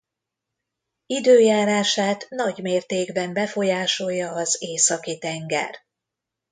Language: Hungarian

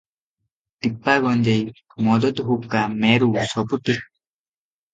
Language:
Odia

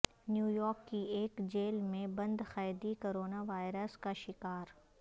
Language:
Urdu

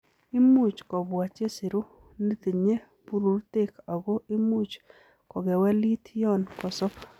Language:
Kalenjin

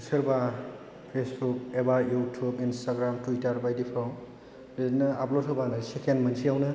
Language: Bodo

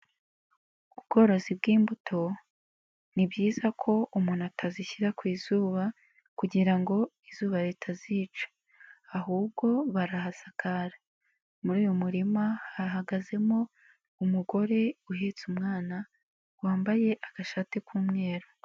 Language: Kinyarwanda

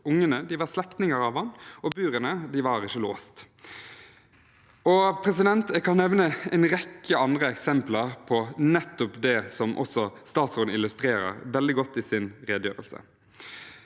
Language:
Norwegian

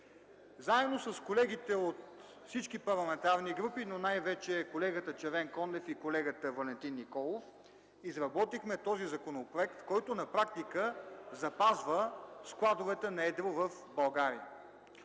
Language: Bulgarian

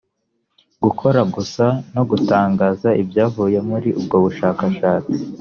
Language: Kinyarwanda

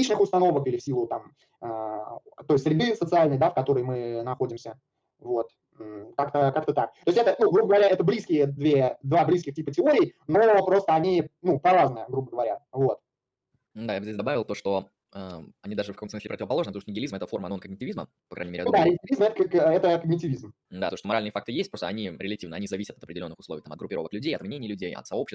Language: Russian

